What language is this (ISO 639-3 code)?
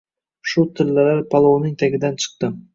uzb